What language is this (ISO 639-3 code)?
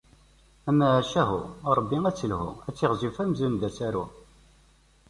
kab